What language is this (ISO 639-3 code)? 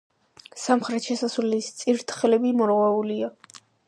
kat